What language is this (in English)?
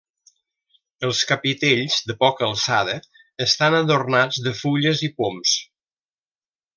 Catalan